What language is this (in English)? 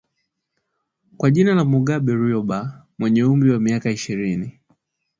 Swahili